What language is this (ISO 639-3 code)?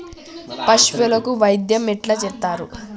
tel